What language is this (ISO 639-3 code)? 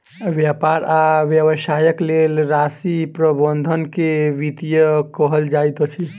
mai